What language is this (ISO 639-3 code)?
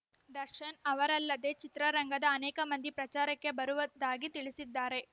kan